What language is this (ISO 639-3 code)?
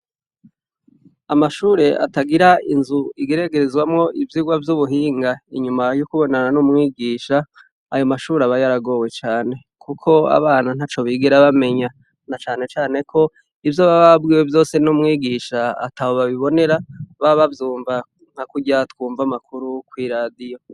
run